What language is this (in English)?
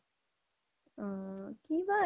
Assamese